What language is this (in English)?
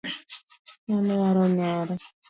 Luo (Kenya and Tanzania)